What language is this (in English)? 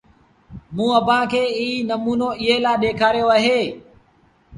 Sindhi Bhil